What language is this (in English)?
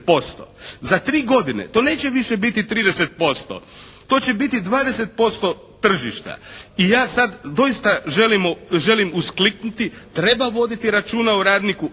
Croatian